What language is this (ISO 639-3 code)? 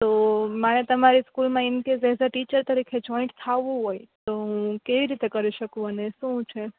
guj